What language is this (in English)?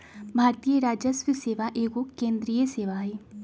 Magahi